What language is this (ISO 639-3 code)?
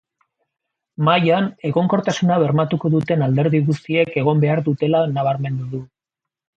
eus